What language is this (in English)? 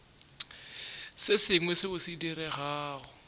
Northern Sotho